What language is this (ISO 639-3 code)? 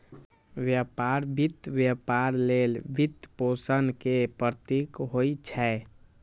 mai